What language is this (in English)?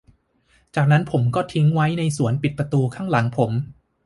Thai